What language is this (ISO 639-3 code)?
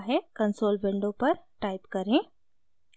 hin